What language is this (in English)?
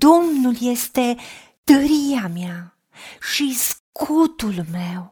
Romanian